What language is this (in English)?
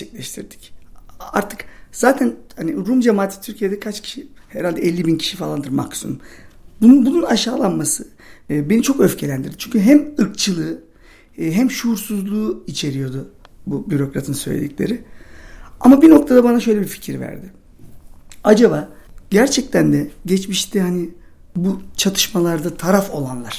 Turkish